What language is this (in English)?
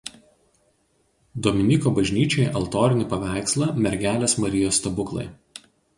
Lithuanian